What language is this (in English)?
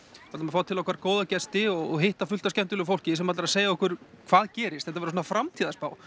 Icelandic